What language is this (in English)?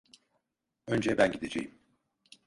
Turkish